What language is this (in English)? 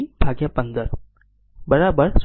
Gujarati